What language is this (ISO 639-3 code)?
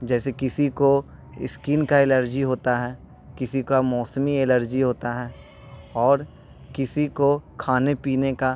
urd